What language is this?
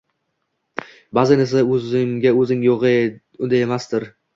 Uzbek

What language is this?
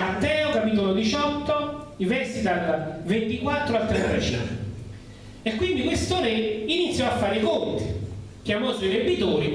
Italian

